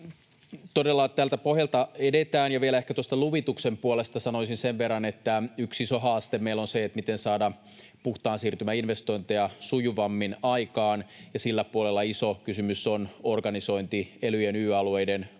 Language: Finnish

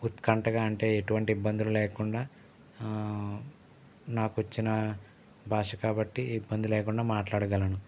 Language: Telugu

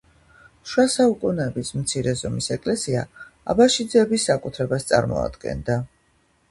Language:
Georgian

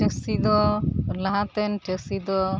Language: Santali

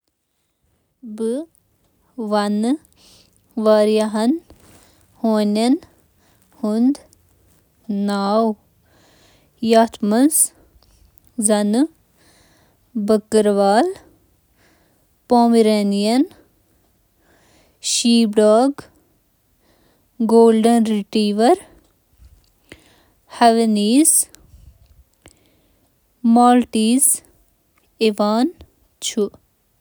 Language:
Kashmiri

